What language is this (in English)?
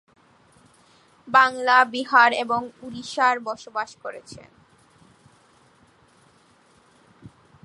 Bangla